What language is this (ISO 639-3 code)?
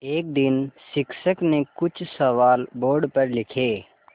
hin